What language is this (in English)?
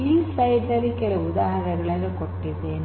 Kannada